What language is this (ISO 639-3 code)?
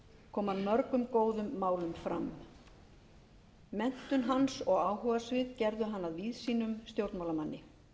isl